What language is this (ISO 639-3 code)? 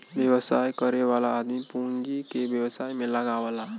bho